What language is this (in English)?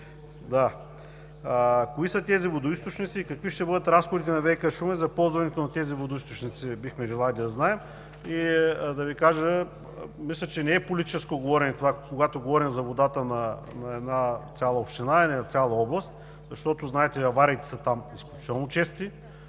Bulgarian